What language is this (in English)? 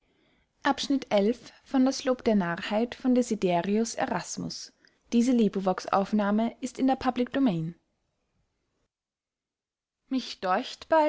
German